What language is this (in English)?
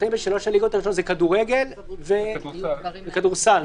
Hebrew